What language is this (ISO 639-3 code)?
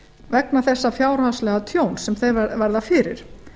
isl